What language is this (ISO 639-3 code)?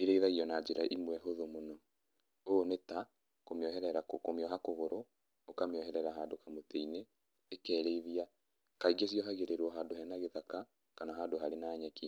kik